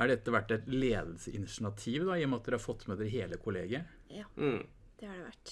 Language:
Norwegian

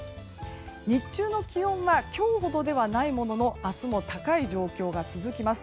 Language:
Japanese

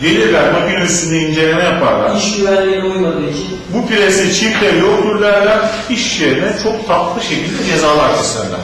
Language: Turkish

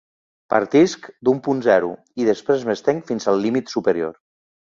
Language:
Catalan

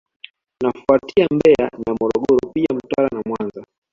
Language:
Swahili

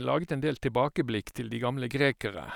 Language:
Norwegian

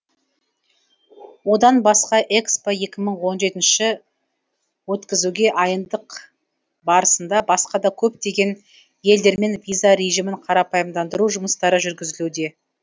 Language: Kazakh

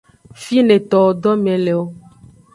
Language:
Aja (Benin)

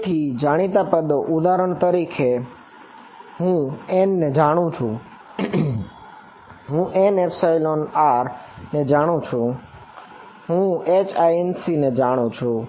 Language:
Gujarati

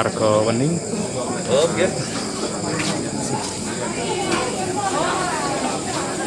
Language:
Indonesian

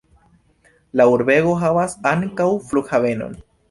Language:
Esperanto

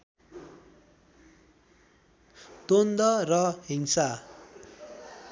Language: Nepali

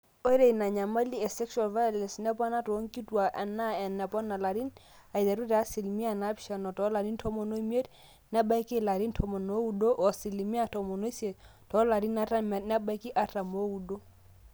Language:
Masai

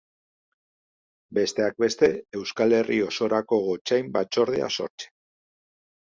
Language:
Basque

